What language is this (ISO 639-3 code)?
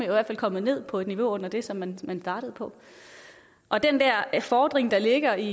dan